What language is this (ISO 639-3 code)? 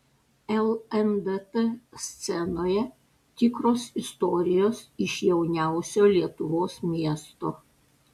lit